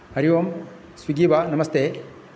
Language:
Sanskrit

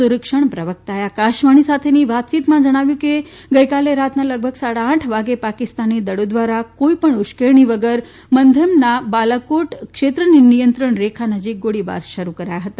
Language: Gujarati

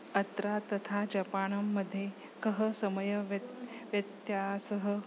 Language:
Sanskrit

